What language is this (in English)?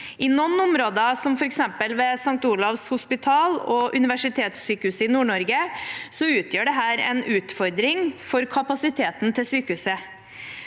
Norwegian